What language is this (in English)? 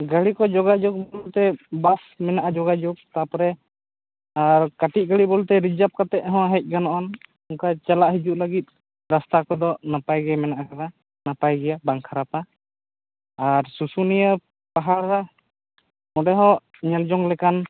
Santali